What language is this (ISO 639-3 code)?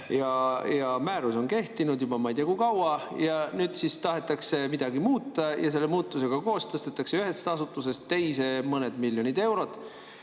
est